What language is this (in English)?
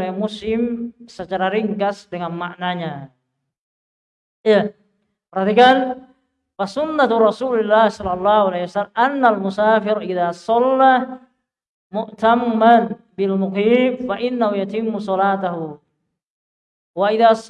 Indonesian